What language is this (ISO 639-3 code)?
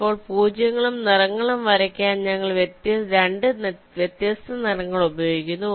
mal